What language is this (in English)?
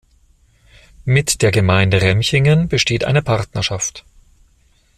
German